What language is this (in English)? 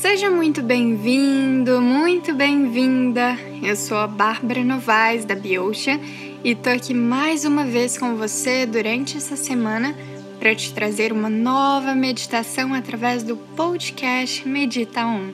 Portuguese